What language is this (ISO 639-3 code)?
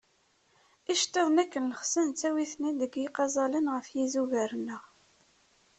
kab